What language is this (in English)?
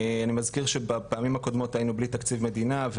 Hebrew